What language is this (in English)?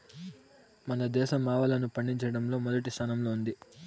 Telugu